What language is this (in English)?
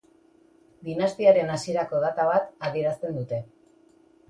Basque